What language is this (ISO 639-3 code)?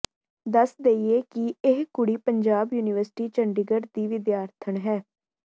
pan